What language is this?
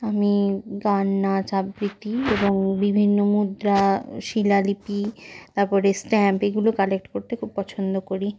Bangla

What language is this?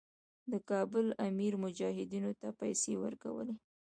Pashto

